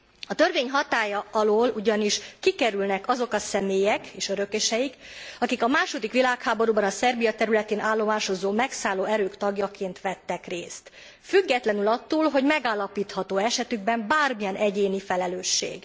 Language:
Hungarian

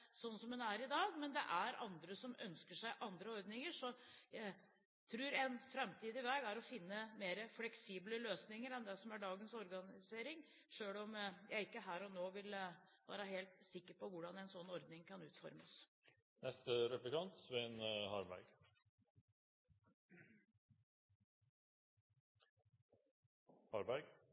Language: Norwegian Bokmål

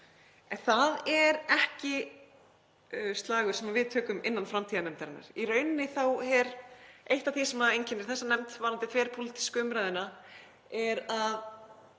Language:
Icelandic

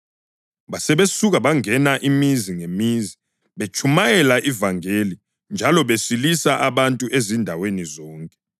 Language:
North Ndebele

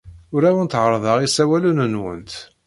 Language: Kabyle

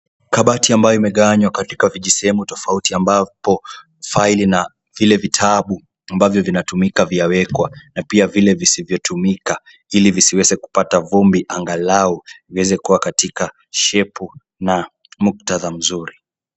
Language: Swahili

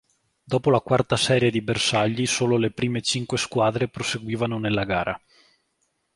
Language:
Italian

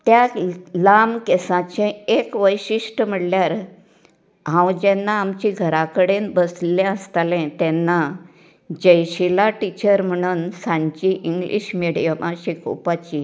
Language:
Konkani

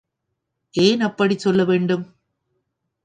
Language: Tamil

